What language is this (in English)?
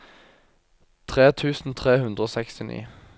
Norwegian